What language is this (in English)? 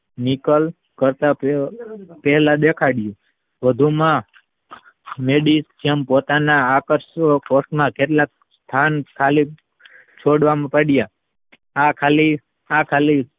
Gujarati